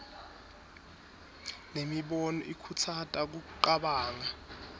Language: Swati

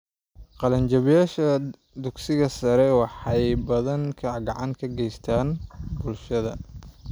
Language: Somali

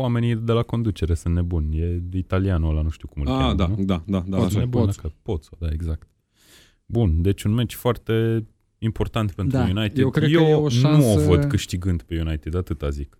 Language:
Romanian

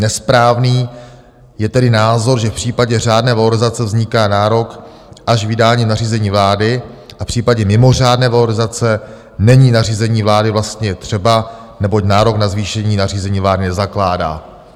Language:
Czech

